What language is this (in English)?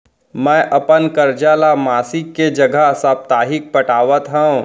Chhattisgarhi